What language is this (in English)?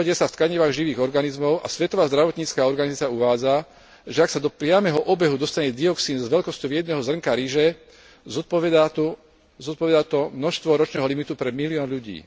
Slovak